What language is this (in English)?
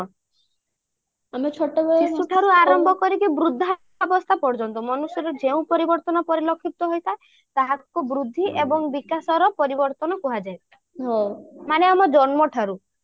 Odia